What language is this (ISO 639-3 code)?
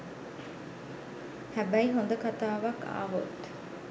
sin